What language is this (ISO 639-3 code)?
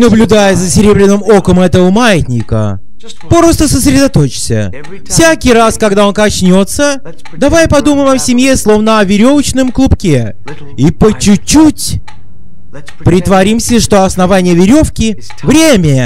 rus